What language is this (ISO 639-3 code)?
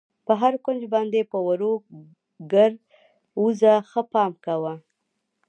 pus